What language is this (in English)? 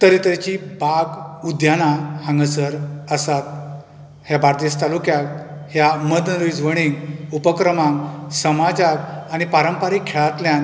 Konkani